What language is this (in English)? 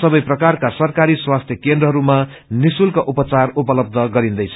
Nepali